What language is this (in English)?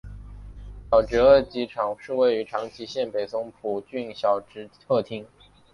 Chinese